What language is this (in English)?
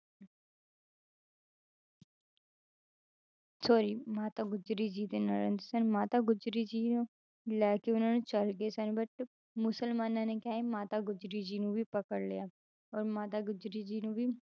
Punjabi